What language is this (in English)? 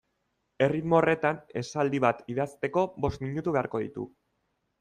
Basque